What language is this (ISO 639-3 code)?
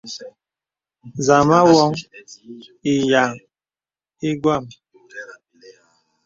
beb